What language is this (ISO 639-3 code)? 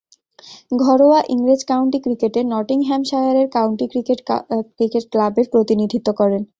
ben